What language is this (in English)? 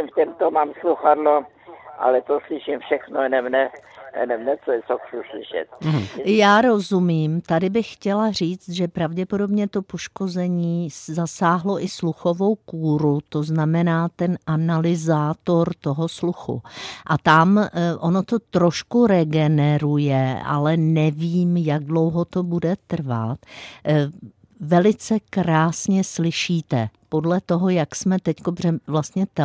Czech